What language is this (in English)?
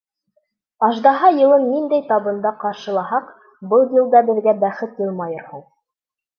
Bashkir